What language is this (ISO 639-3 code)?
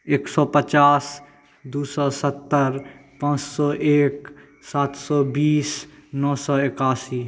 mai